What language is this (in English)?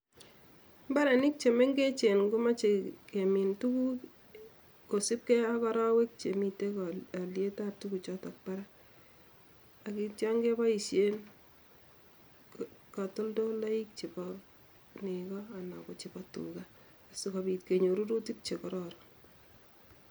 Kalenjin